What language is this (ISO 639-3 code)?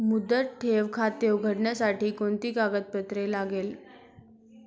mar